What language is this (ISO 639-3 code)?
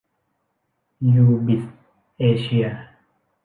tha